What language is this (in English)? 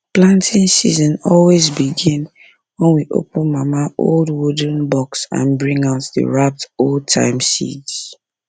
Nigerian Pidgin